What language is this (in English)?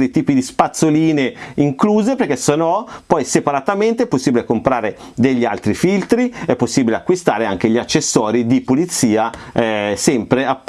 Italian